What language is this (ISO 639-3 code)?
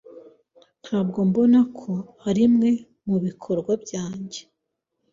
kin